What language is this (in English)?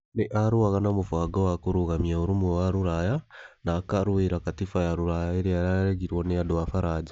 Kikuyu